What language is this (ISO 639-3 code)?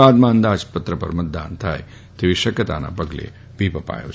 guj